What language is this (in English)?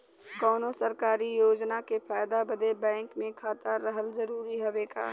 Bhojpuri